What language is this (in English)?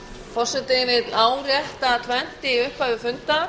Icelandic